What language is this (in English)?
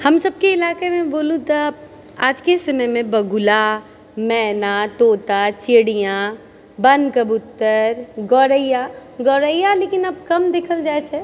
Maithili